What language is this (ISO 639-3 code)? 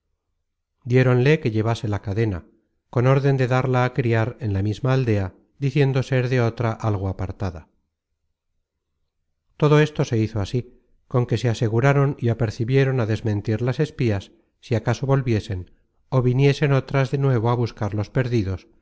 spa